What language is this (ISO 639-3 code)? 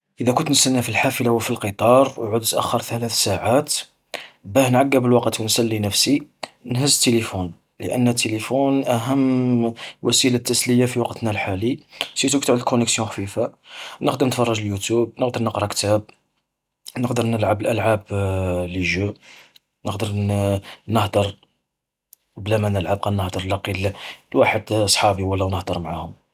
arq